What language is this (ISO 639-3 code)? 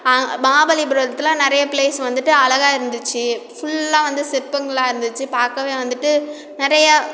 tam